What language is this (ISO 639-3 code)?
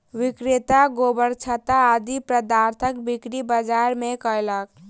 mai